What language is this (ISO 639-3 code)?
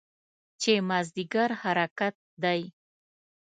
pus